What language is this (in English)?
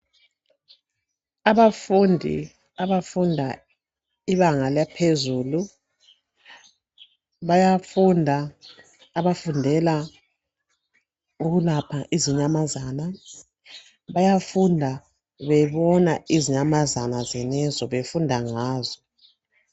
North Ndebele